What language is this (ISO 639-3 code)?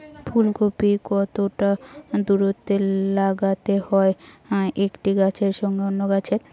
ben